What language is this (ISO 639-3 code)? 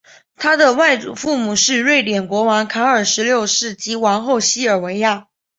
zho